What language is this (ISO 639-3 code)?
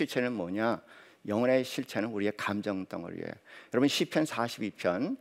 kor